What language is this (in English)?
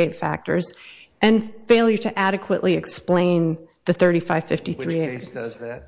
English